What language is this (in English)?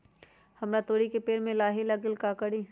Magahi